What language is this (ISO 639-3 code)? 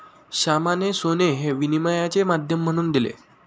mar